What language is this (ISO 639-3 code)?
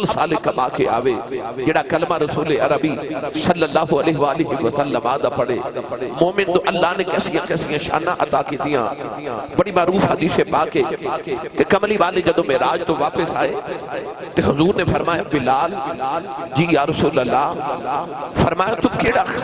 urd